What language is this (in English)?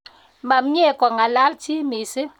Kalenjin